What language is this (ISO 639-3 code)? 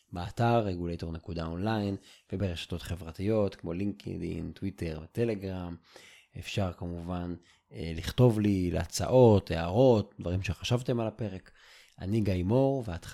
heb